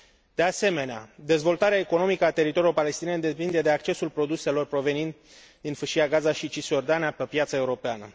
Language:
Romanian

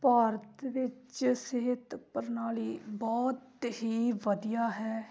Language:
Punjabi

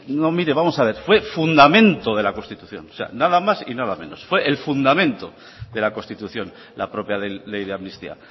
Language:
Spanish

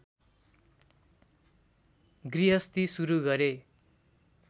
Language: Nepali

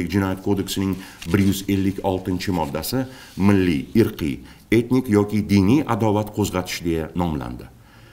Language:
Turkish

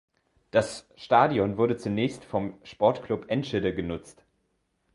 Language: German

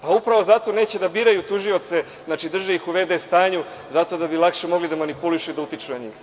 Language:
Serbian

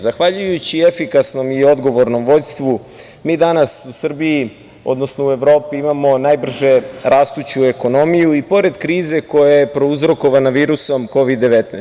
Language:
Serbian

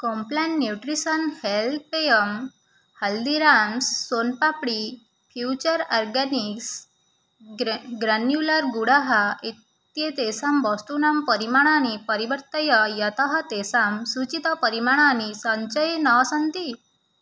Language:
Sanskrit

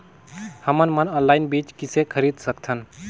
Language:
Chhattisgarhi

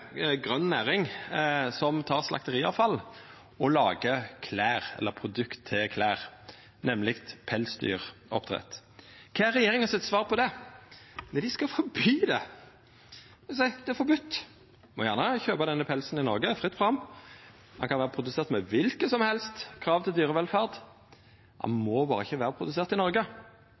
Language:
Norwegian Nynorsk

